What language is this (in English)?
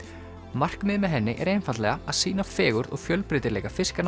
Icelandic